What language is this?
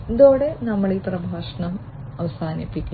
Malayalam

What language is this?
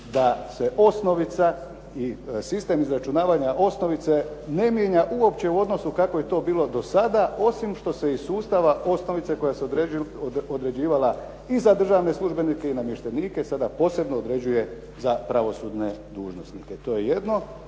Croatian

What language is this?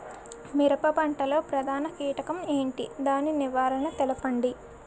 Telugu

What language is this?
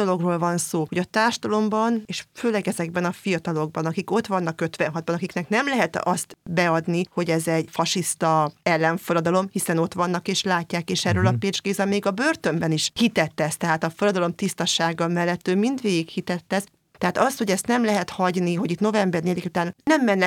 Hungarian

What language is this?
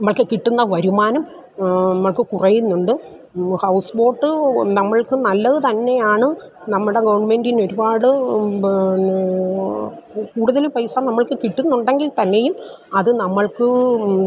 Malayalam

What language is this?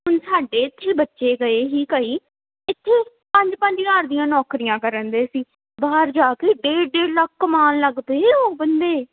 Punjabi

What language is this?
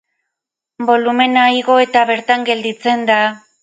Basque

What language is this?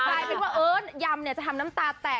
Thai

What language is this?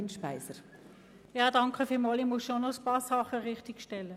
Swiss German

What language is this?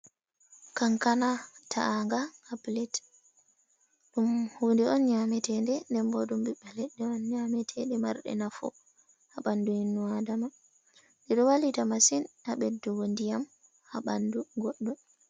Fula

